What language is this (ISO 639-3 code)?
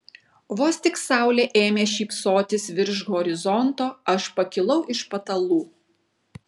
lit